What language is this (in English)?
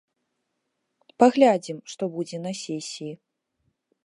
Belarusian